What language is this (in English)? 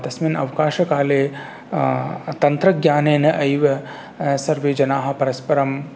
Sanskrit